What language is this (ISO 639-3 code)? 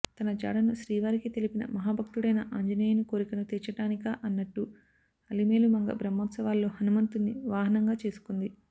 tel